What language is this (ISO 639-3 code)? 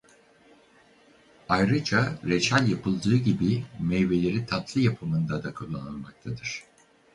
tur